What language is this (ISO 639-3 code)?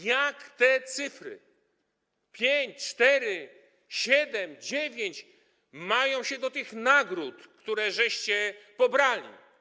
pol